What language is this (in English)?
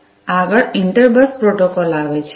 Gujarati